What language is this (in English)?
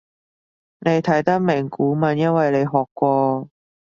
Cantonese